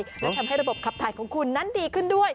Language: Thai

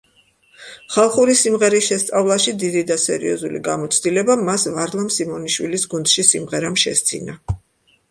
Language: Georgian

